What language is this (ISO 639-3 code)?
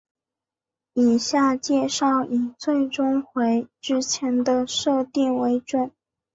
zho